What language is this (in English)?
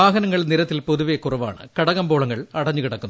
Malayalam